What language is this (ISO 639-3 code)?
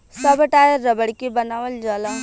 bho